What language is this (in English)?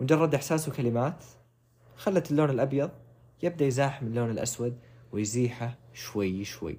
Arabic